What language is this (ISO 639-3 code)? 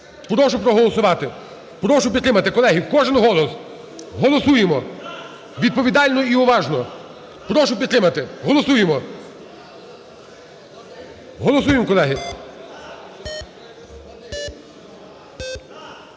ukr